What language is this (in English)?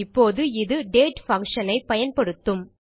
Tamil